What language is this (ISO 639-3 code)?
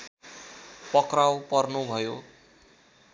nep